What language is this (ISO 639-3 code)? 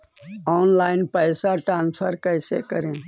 mag